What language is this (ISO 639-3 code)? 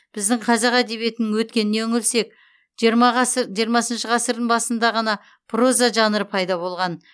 kaz